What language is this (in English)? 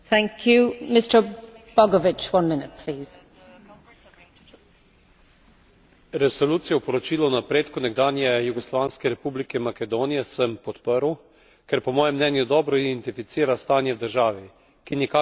Slovenian